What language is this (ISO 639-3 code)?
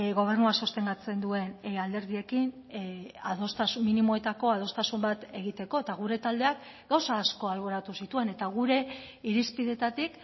eus